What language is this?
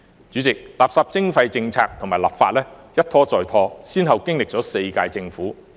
Cantonese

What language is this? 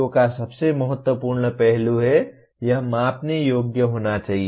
Hindi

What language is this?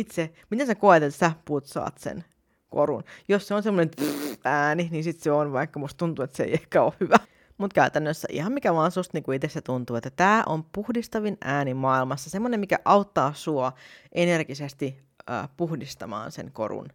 Finnish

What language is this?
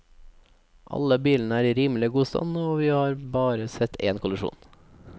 Norwegian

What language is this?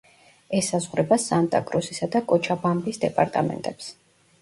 Georgian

